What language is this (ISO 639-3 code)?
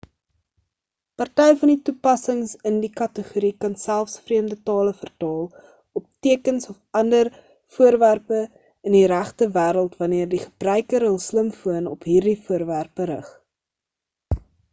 afr